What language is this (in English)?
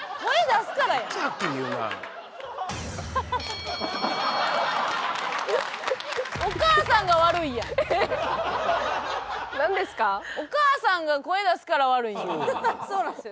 Japanese